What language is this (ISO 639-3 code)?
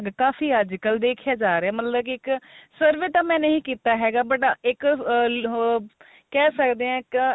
pan